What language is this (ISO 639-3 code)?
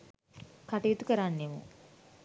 sin